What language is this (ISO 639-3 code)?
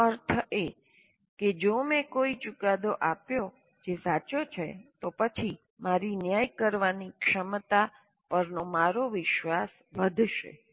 guj